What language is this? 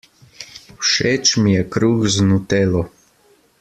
Slovenian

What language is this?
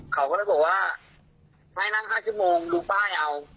Thai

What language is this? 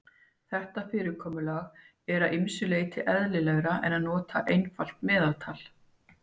Icelandic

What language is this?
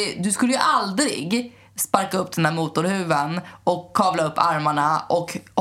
Swedish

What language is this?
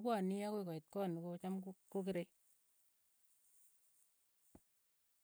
Keiyo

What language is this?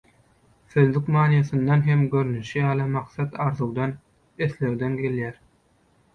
Turkmen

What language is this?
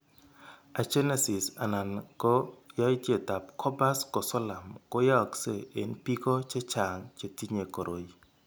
Kalenjin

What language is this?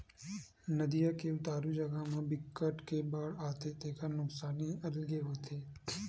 Chhattisgarhi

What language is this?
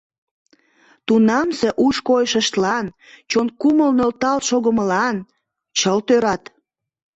Mari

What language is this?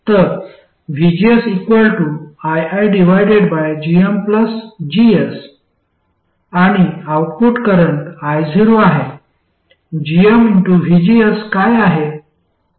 Marathi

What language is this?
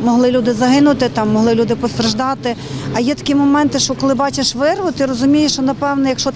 Ukrainian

